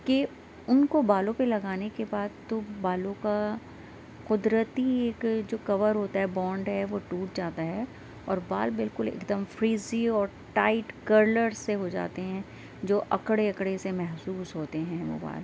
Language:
Urdu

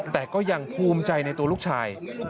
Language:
Thai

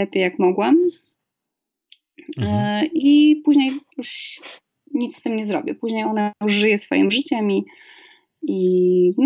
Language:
Polish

